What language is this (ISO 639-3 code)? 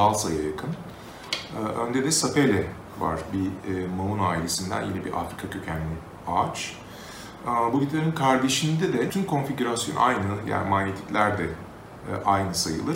tur